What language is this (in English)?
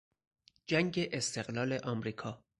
Persian